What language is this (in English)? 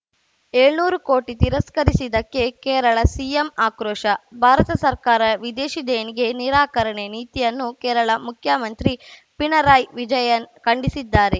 Kannada